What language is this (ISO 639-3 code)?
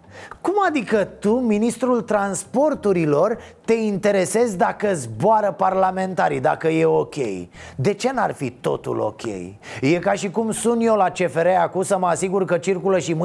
ron